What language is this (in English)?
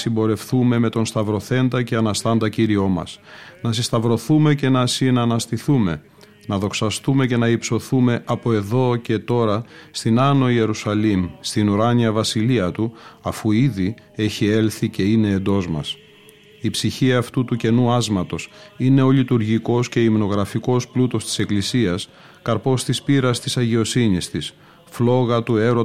Greek